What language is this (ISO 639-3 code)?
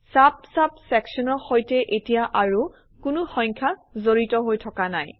asm